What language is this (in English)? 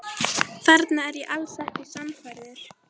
Icelandic